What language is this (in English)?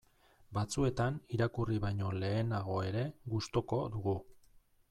Basque